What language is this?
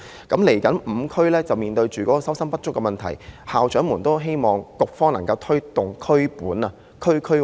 Cantonese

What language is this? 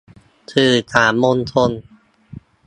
Thai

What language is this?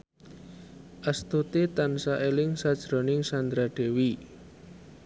Javanese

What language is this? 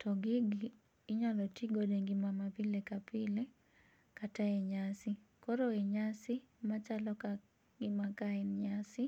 Luo (Kenya and Tanzania)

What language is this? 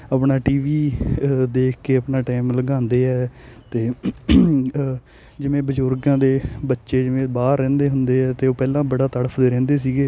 Punjabi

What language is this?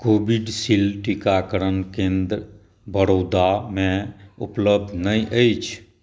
Maithili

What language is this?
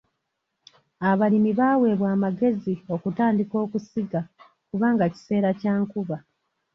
Ganda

